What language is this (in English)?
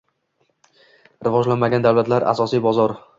Uzbek